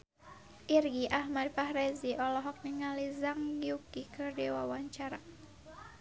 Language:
Sundanese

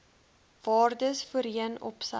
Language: Afrikaans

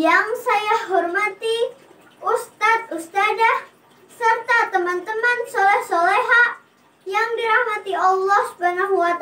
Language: Indonesian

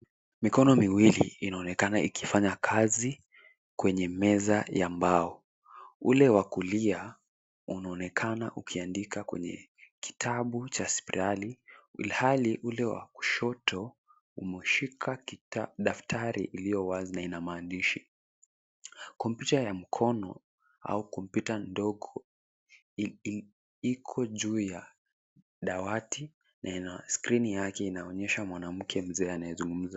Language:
Swahili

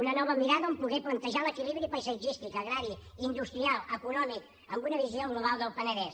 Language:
Catalan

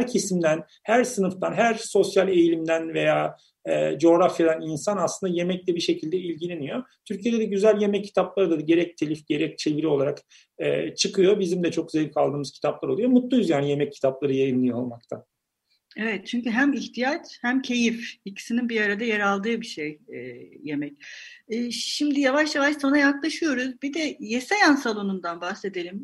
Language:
Turkish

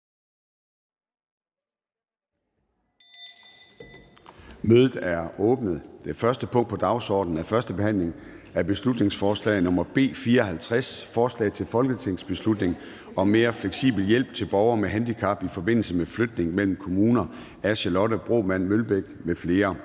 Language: Danish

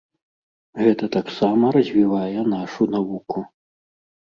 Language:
Belarusian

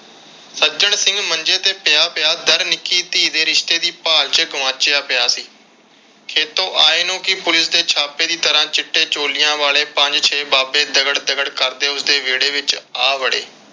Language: Punjabi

